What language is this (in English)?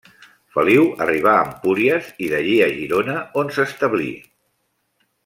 Catalan